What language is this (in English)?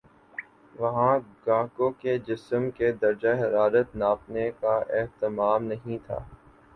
Urdu